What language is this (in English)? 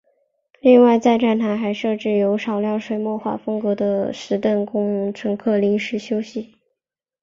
Chinese